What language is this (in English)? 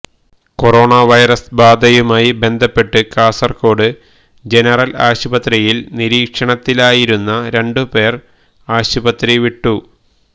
Malayalam